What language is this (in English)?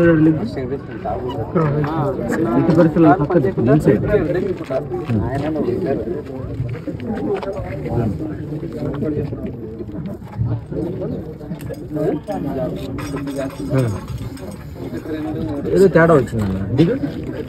Arabic